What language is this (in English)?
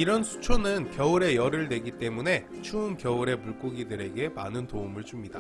Korean